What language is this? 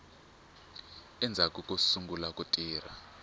Tsonga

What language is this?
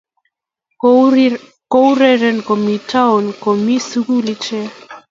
Kalenjin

